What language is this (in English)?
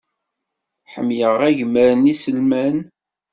Kabyle